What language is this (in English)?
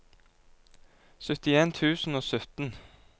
Norwegian